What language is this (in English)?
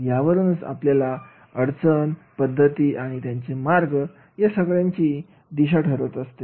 Marathi